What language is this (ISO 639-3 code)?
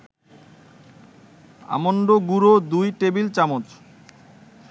ben